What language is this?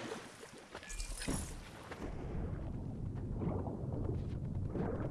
Japanese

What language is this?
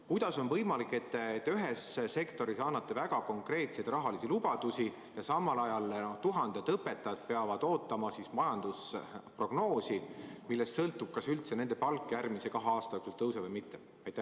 Estonian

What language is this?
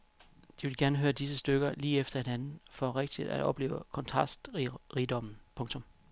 Danish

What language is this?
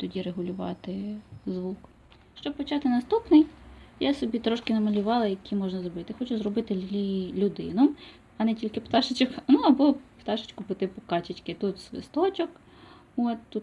Ukrainian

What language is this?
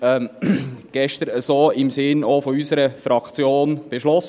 Swiss German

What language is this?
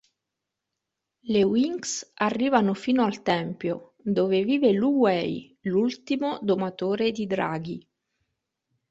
Italian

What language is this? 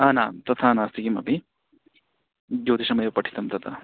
Sanskrit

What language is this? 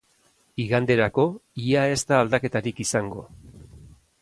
Basque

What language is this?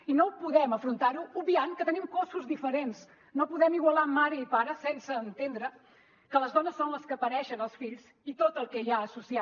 Catalan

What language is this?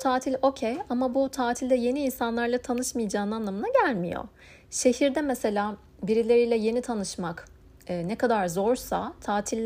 Turkish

